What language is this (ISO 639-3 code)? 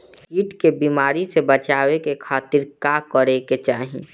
bho